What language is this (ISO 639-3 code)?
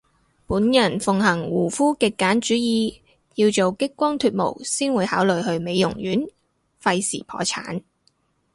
yue